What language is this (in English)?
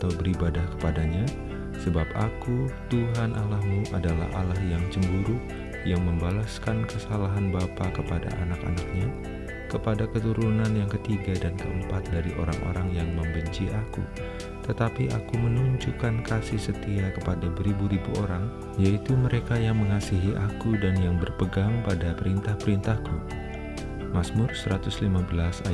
Indonesian